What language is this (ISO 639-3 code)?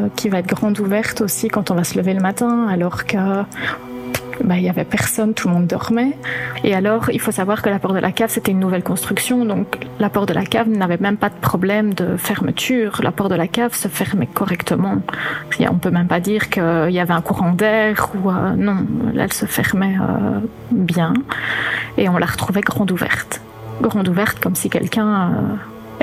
fra